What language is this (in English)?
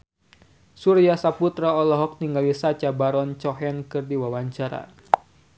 Sundanese